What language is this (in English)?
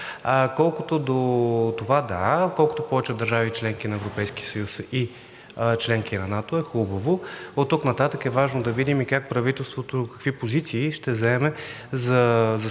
Bulgarian